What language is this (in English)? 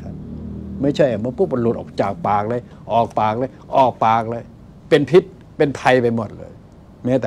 Thai